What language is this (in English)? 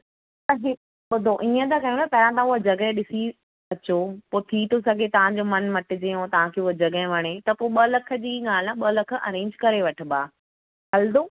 Sindhi